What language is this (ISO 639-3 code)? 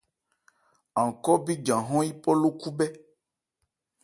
ebr